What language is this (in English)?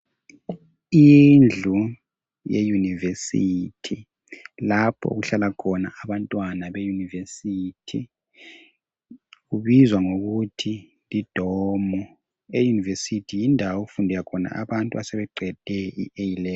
North Ndebele